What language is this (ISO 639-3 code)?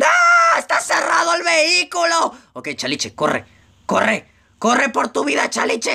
spa